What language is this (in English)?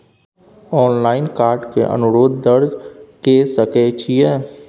Maithili